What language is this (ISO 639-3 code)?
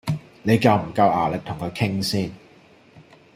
yue